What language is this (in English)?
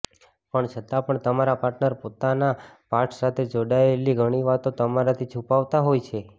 Gujarati